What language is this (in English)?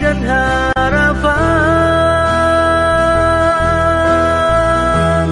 Indonesian